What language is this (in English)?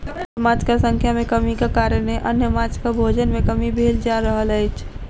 Maithili